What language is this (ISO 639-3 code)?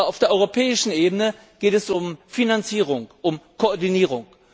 deu